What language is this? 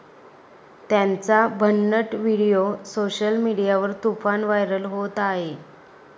Marathi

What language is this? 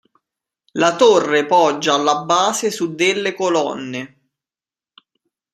Italian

